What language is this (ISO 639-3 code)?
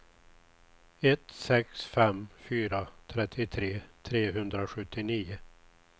swe